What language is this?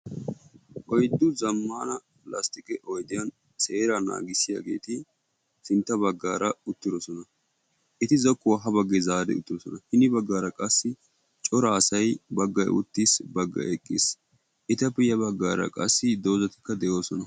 Wolaytta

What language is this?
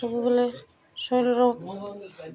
Odia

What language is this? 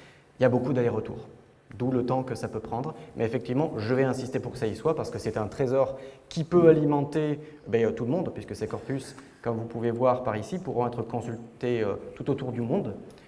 French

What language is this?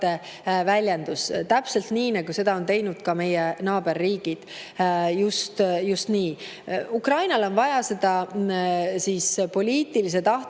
Estonian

